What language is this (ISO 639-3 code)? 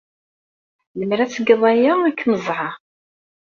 kab